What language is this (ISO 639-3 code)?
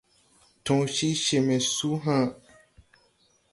tui